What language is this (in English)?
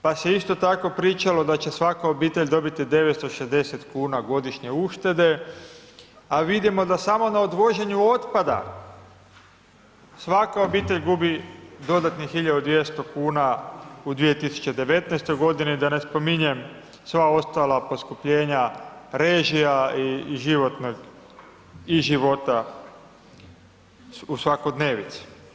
Croatian